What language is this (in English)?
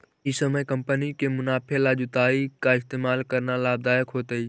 Magahi